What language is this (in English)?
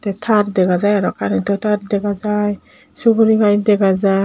Chakma